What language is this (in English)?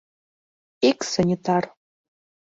Mari